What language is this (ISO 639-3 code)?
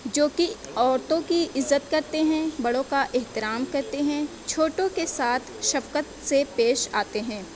urd